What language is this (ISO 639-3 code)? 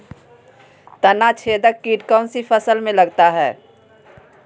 mag